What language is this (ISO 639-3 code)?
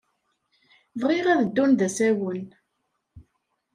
kab